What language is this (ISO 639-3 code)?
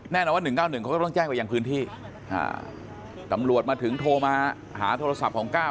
tha